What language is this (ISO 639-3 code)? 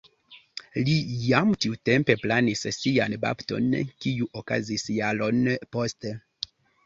epo